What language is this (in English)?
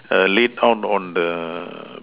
English